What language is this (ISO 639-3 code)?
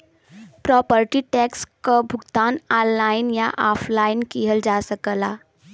bho